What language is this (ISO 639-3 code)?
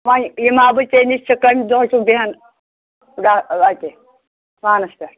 kas